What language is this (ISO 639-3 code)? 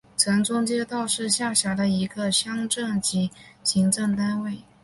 zho